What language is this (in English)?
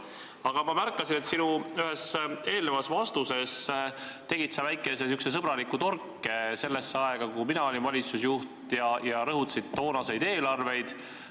Estonian